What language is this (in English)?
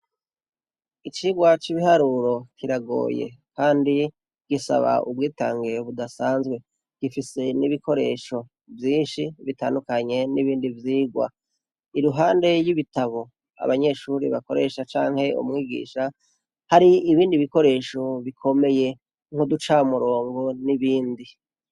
Rundi